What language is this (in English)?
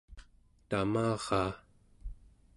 Central Yupik